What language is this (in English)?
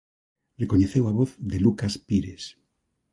Galician